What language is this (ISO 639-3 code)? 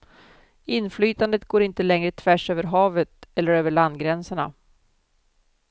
swe